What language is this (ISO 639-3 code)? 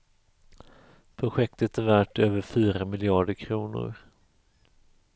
swe